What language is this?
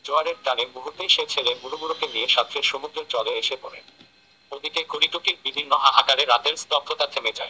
Bangla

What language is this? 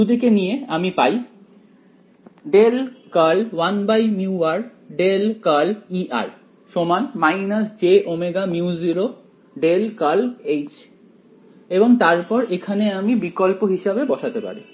Bangla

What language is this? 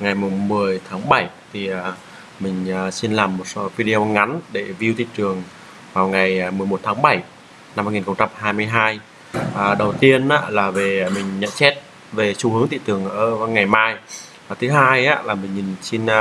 Vietnamese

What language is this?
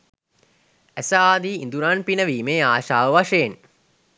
Sinhala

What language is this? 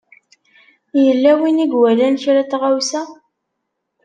Kabyle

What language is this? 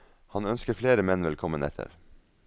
Norwegian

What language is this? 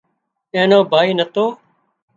Wadiyara Koli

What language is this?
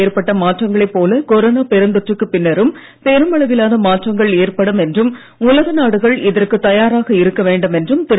Tamil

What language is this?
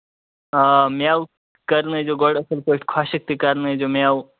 Kashmiri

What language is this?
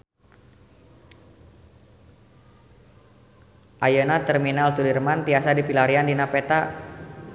Sundanese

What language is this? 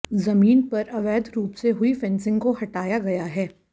Hindi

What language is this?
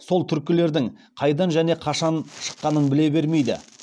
Kazakh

